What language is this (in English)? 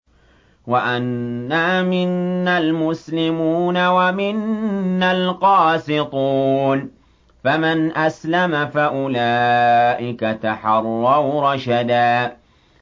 Arabic